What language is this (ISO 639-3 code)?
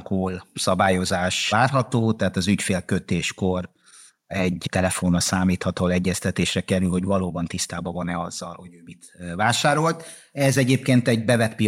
hun